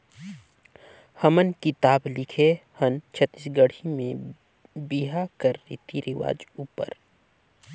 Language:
Chhattisgarhi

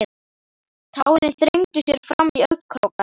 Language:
Icelandic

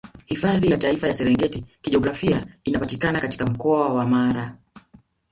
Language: Swahili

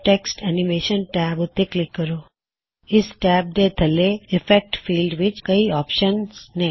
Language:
Punjabi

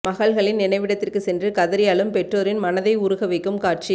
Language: Tamil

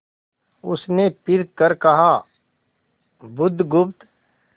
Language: Hindi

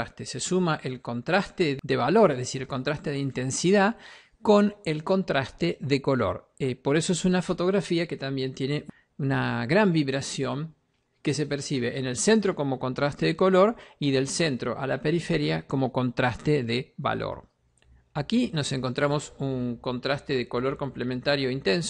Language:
Spanish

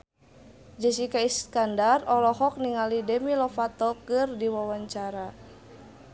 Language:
Sundanese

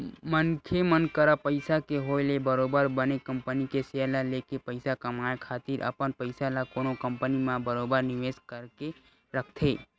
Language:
Chhattisgarhi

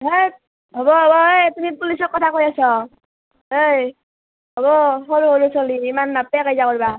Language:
Assamese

